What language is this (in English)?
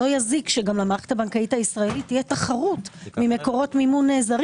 Hebrew